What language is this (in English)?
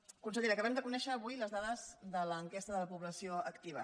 Catalan